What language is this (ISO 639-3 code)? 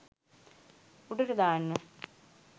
sin